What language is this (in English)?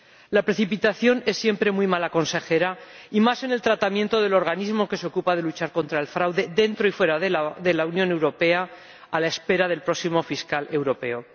Spanish